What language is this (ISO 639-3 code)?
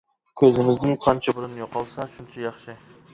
uig